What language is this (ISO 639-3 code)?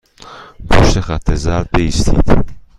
fas